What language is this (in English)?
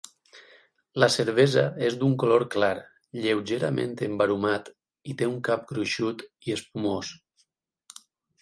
Catalan